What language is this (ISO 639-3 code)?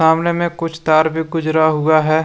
hin